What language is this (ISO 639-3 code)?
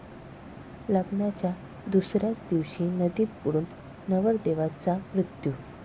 mar